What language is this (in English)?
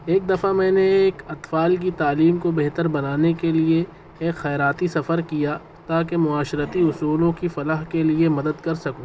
Urdu